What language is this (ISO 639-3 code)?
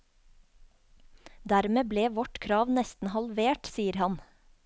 nor